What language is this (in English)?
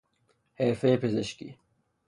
Persian